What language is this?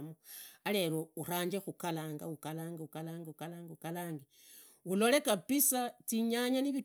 Idakho-Isukha-Tiriki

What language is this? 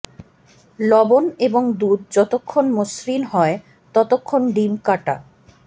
Bangla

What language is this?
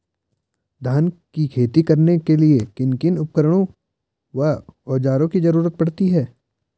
Hindi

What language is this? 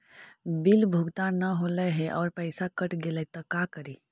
Magahi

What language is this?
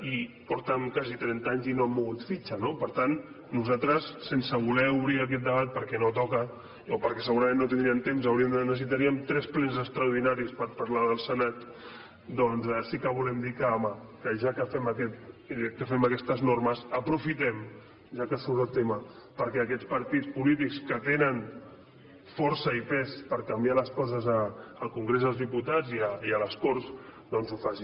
Catalan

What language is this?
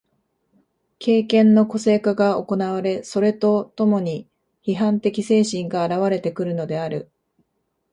Japanese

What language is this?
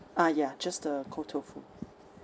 English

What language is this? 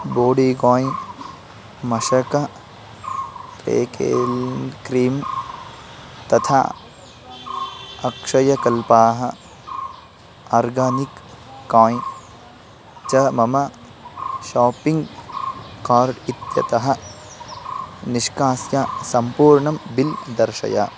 Sanskrit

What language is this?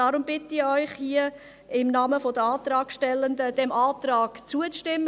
Swiss German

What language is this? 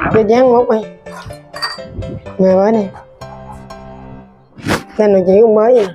Vietnamese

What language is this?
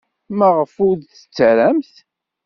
Kabyle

